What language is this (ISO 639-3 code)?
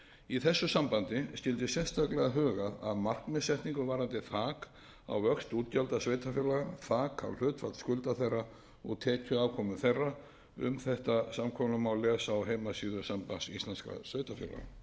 isl